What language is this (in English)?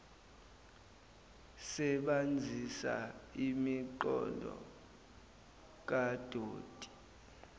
Zulu